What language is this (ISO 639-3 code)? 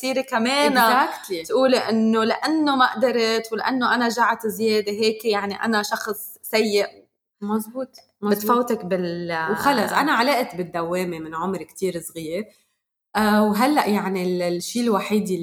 ara